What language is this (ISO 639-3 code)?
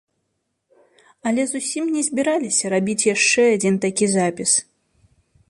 bel